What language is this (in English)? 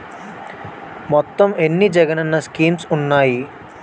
Telugu